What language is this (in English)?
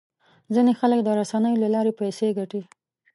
Pashto